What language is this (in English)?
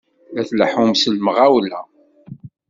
Kabyle